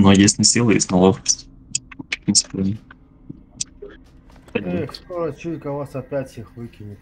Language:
Russian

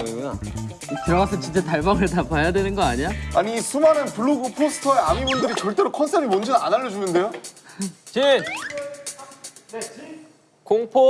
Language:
Korean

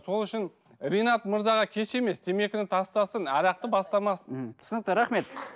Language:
Kazakh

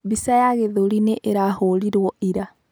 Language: Kikuyu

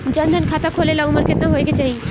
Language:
Bhojpuri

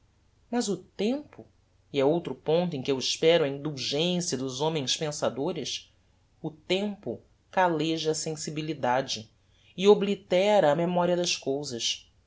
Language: Portuguese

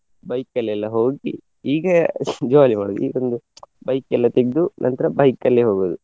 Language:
Kannada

